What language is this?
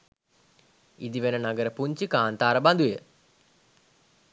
Sinhala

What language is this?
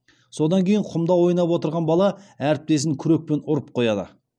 Kazakh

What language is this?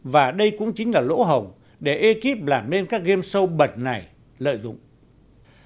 Vietnamese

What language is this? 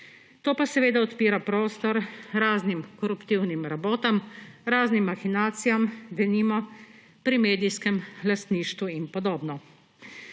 Slovenian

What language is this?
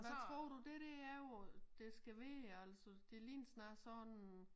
Danish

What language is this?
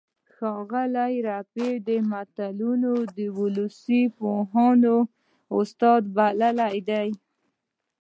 Pashto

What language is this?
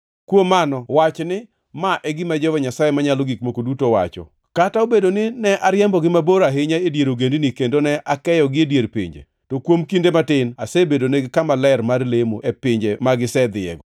Luo (Kenya and Tanzania)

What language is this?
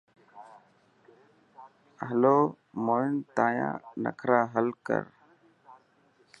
Dhatki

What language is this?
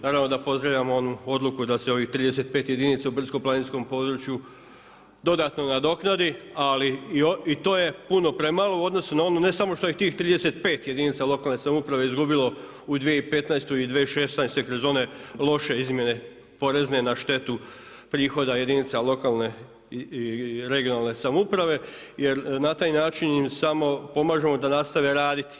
Croatian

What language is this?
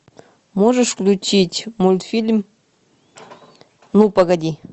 Russian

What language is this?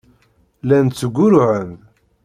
Kabyle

